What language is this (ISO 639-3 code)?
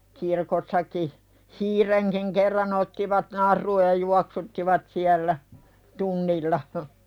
fin